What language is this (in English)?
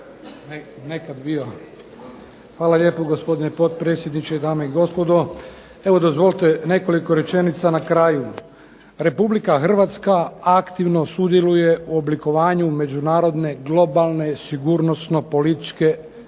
Croatian